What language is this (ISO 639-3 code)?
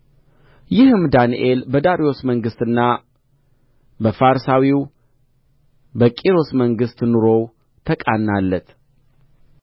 amh